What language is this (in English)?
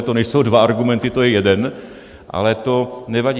Czech